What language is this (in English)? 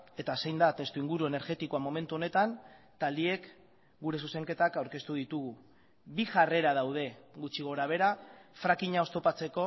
Basque